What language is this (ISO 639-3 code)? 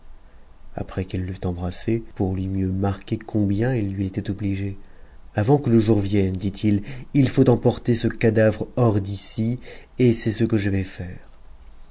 fra